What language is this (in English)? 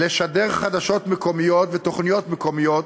Hebrew